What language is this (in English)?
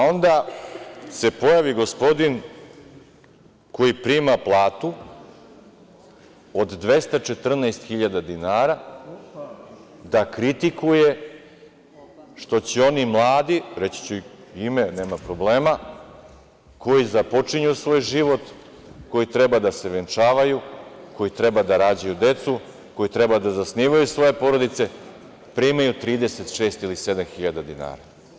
Serbian